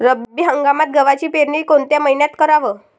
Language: Marathi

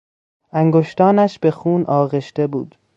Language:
Persian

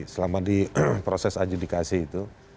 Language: Indonesian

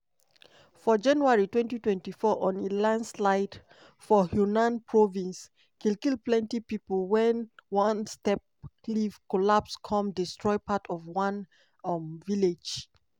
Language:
Nigerian Pidgin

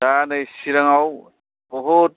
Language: Bodo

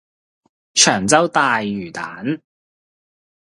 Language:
Cantonese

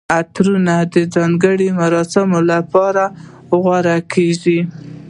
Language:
Pashto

